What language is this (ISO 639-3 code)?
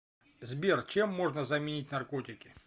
rus